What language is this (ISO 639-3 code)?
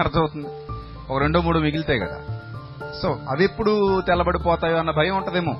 tel